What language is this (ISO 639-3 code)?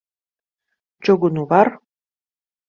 lav